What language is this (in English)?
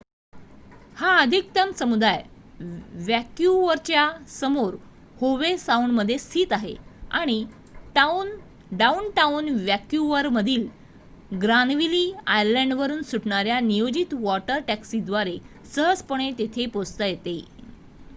Marathi